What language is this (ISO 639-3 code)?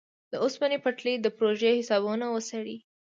pus